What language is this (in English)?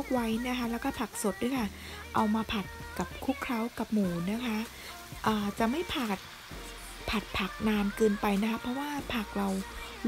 Thai